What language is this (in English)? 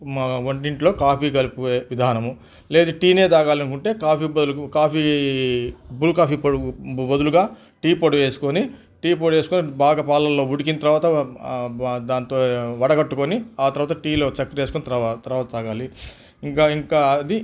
Telugu